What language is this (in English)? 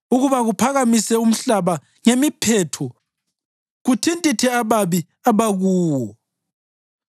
North Ndebele